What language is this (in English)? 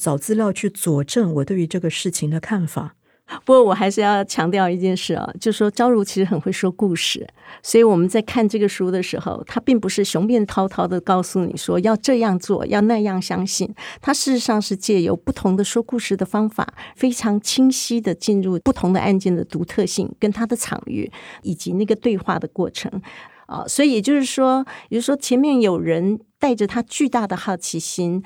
Chinese